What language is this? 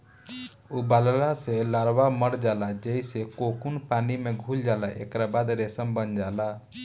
Bhojpuri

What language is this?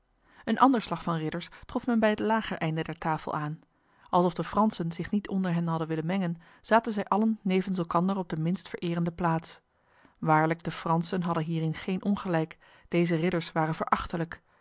Dutch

